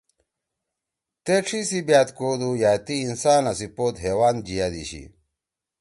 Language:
Torwali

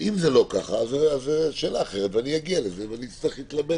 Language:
Hebrew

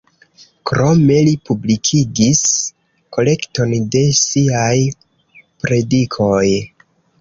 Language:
Esperanto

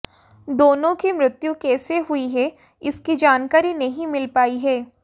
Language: Hindi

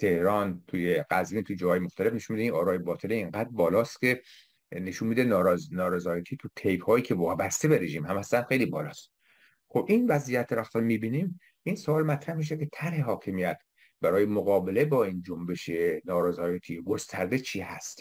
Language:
Persian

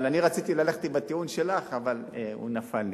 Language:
Hebrew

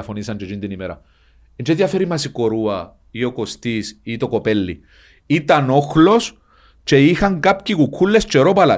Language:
Greek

